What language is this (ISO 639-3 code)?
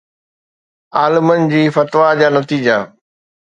snd